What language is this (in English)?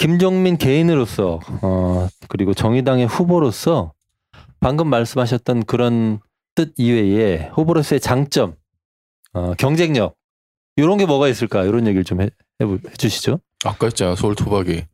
Korean